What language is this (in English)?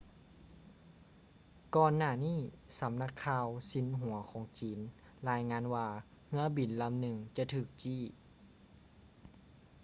Lao